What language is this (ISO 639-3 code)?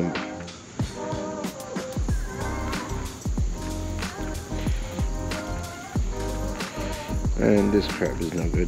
eng